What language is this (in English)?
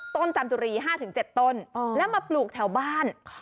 Thai